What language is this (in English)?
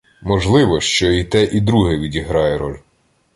Ukrainian